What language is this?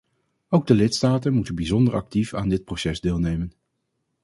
Dutch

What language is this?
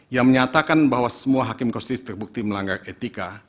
Indonesian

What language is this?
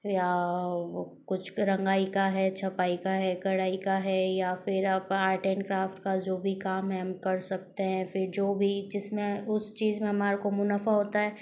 Hindi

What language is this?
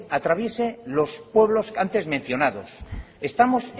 Spanish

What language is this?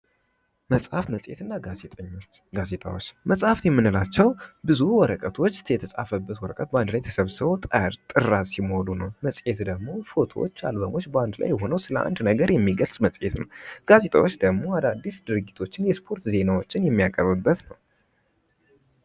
Amharic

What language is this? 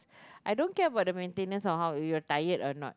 English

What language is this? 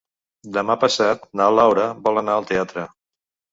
Catalan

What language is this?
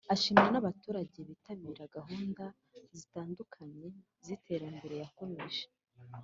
Kinyarwanda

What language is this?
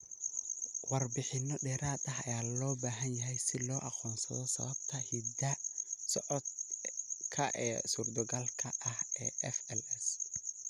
Somali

